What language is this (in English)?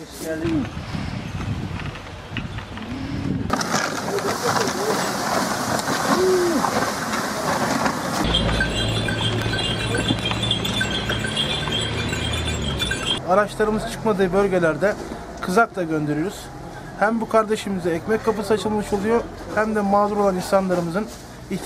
Turkish